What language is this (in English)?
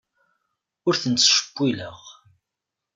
Kabyle